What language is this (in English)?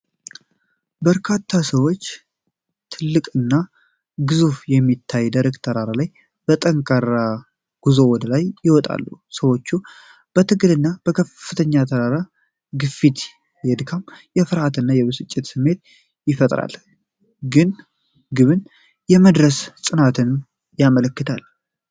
Amharic